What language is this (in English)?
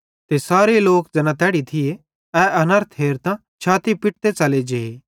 Bhadrawahi